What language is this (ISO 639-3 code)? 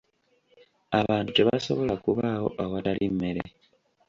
lug